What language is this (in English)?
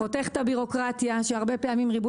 Hebrew